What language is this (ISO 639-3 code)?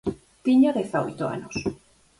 glg